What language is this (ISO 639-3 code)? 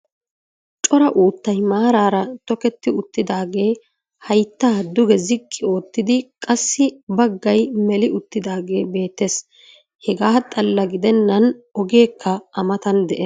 wal